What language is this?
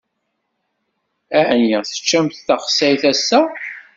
Kabyle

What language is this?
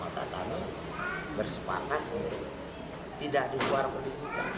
Indonesian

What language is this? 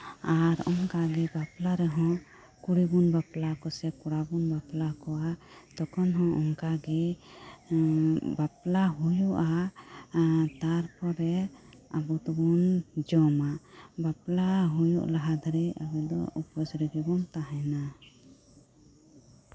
Santali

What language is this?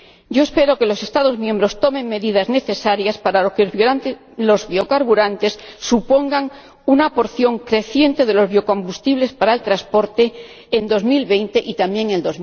Spanish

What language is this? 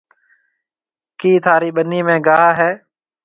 Marwari (Pakistan)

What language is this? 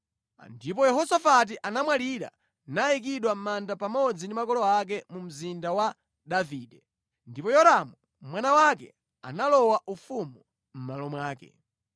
Nyanja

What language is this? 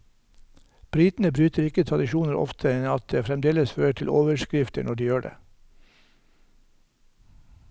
Norwegian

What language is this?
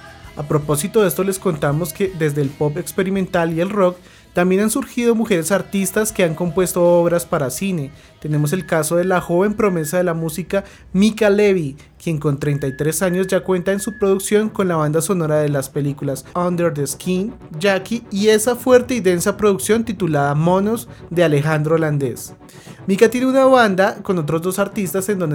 Spanish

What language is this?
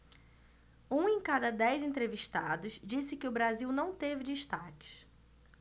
Portuguese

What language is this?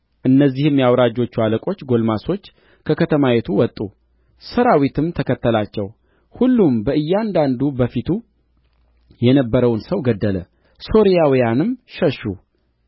Amharic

